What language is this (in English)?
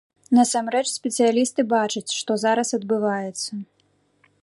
Belarusian